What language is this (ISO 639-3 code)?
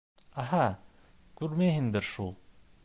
bak